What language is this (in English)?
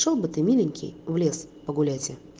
Russian